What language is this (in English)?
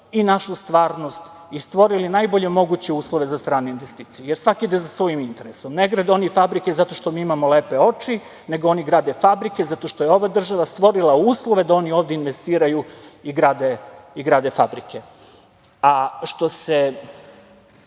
Serbian